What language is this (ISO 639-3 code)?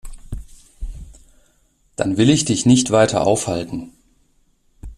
deu